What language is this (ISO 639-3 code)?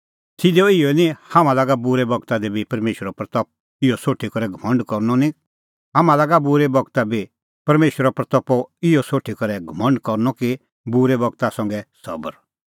kfx